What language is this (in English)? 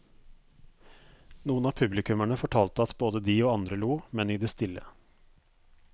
Norwegian